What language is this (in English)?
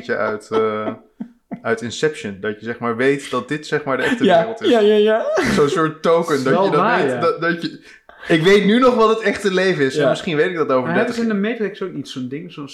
Dutch